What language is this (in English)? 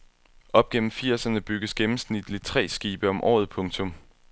Danish